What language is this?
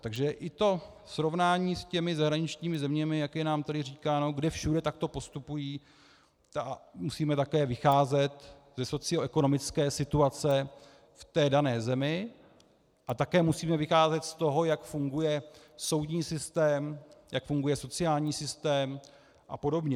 Czech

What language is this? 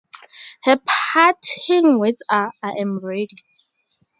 English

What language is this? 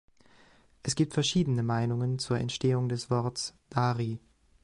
German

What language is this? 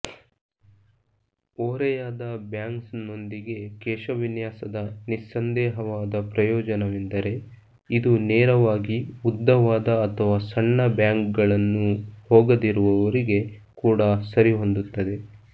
Kannada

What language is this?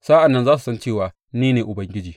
Hausa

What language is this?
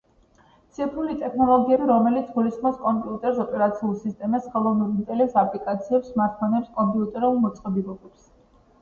Georgian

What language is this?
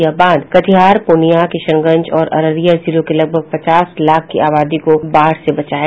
Hindi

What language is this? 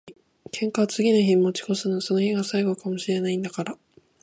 Japanese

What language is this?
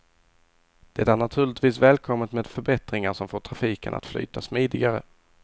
Swedish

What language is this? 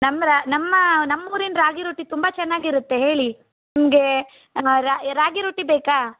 Kannada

